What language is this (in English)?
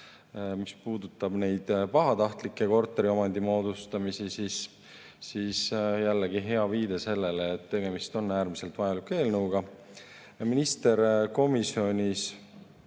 Estonian